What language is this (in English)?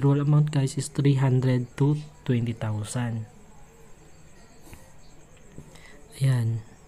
Filipino